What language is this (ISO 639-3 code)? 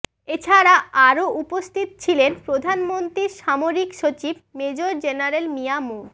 ben